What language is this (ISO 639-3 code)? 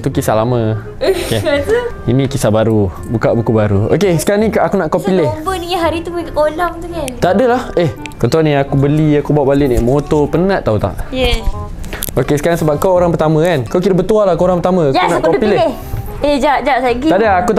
msa